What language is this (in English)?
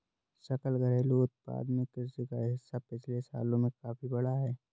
Hindi